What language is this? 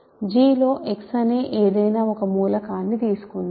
Telugu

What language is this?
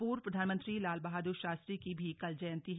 Hindi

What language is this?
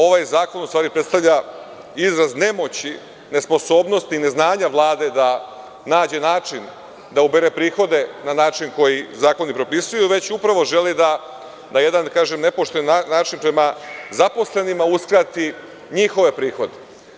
Serbian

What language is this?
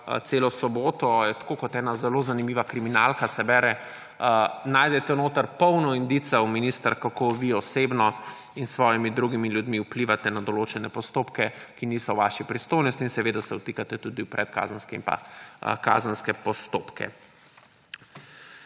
Slovenian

